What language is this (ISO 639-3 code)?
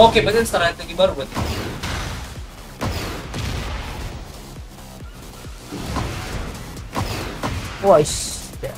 ind